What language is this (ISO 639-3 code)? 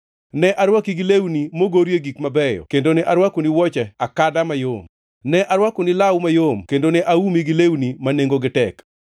luo